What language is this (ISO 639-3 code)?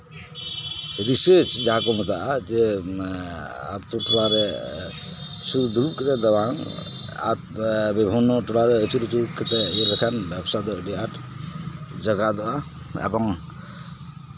sat